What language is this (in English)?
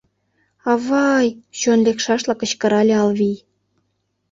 Mari